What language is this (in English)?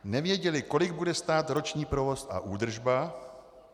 Czech